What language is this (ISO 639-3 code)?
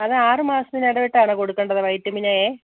mal